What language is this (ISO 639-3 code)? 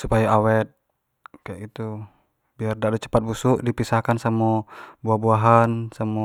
jax